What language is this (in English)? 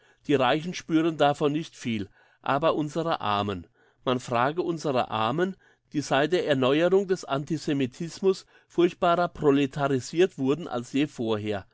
German